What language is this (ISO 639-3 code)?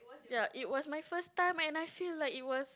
eng